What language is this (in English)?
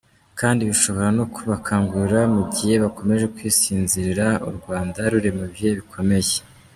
Kinyarwanda